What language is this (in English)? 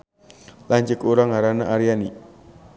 Sundanese